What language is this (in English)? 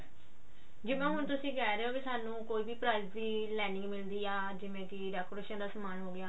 Punjabi